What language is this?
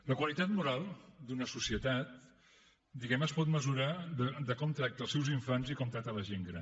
Catalan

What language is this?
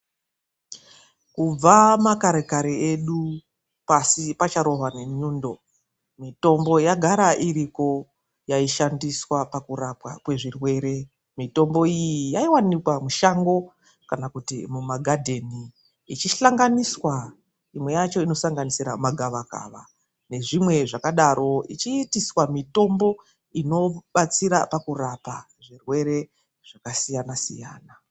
Ndau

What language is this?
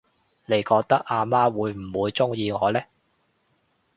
Cantonese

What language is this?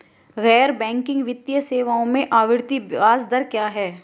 Hindi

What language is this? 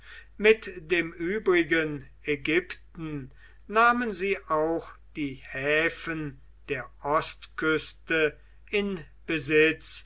German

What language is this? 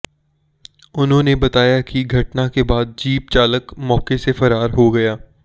Hindi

